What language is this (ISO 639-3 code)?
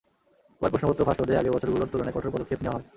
ben